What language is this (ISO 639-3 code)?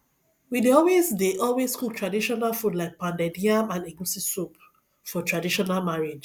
pcm